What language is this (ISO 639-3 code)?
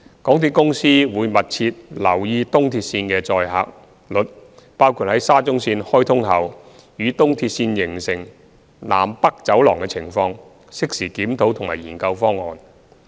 yue